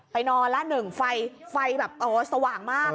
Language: Thai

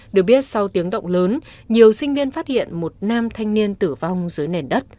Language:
Vietnamese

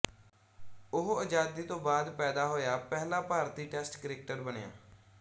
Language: Punjabi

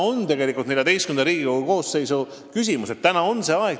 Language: Estonian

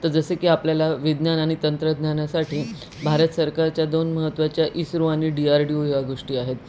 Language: Marathi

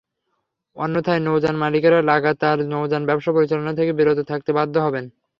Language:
Bangla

